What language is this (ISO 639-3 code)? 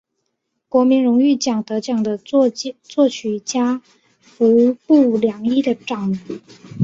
zho